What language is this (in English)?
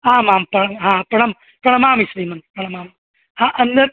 Sanskrit